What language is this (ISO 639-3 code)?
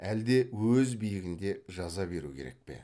kaz